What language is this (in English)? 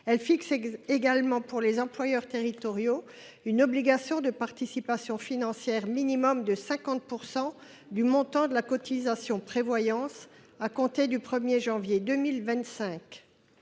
French